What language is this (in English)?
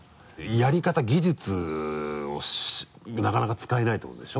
Japanese